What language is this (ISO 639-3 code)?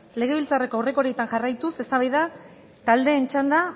eus